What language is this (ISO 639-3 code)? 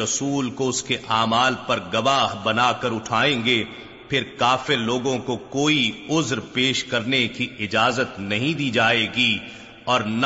urd